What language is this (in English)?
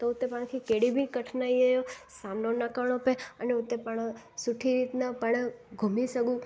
Sindhi